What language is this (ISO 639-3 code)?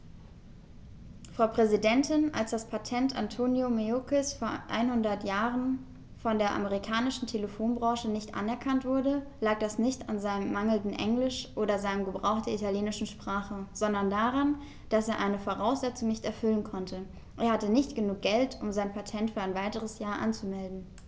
deu